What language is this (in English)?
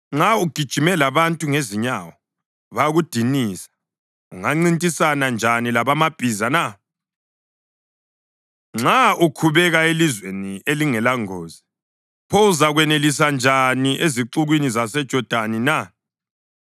North Ndebele